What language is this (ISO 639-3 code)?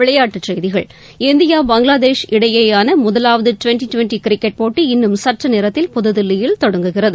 tam